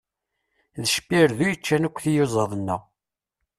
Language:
Kabyle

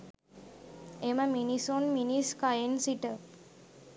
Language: Sinhala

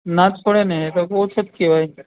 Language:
Gujarati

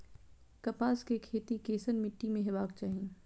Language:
Maithili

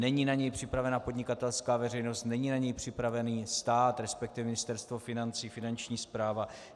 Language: Czech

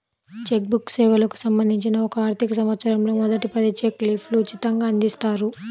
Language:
Telugu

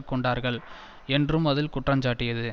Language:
Tamil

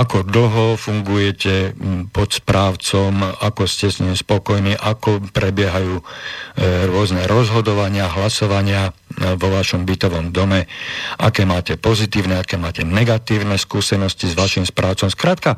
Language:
Slovak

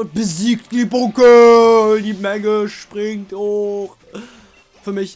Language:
German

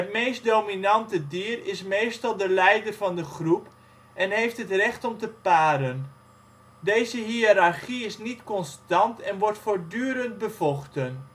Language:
Dutch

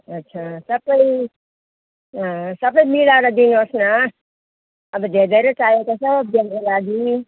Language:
Nepali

